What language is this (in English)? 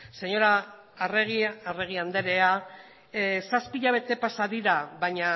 Basque